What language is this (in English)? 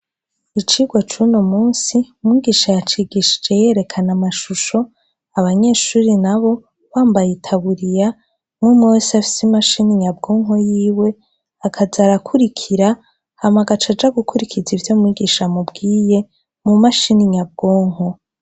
Rundi